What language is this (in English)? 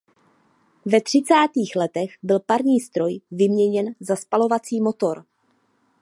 Czech